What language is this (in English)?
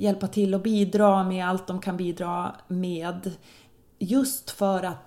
Swedish